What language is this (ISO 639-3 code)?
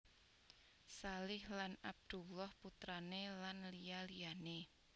jav